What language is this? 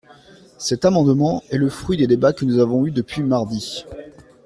French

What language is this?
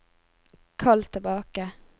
Norwegian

